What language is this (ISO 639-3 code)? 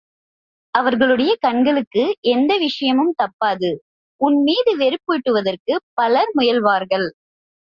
tam